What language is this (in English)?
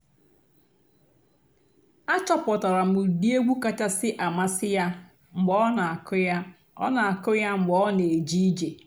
Igbo